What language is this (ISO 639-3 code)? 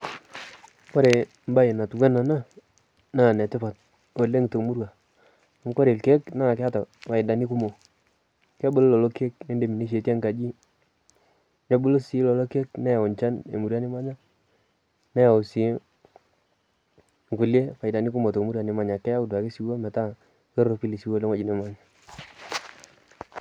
mas